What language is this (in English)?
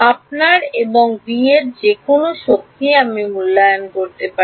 Bangla